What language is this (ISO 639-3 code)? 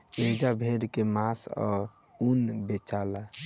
bho